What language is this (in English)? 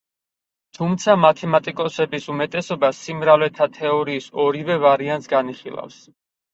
Georgian